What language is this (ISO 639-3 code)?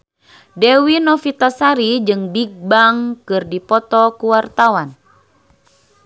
sun